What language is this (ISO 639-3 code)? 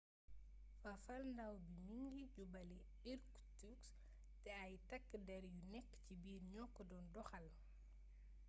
wol